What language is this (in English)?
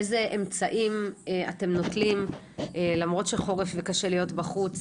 Hebrew